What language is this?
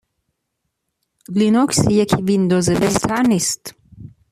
Persian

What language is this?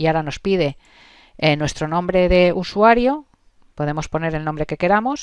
Spanish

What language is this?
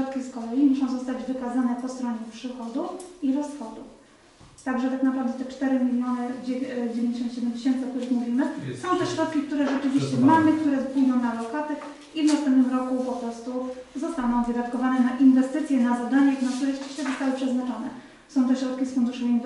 Polish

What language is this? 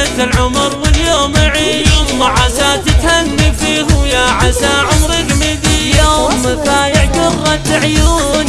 Arabic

